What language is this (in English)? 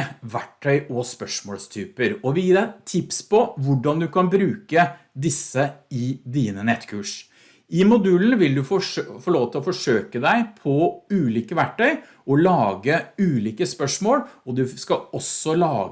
Norwegian